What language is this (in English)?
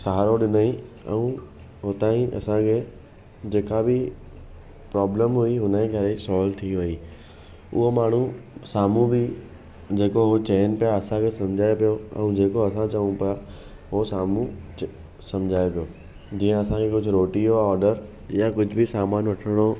Sindhi